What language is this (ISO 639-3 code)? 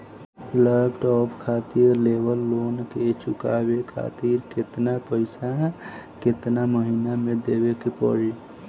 bho